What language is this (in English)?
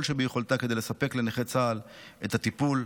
Hebrew